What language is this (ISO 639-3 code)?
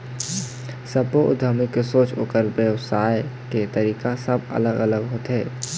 hne